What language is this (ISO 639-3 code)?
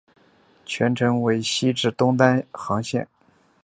zho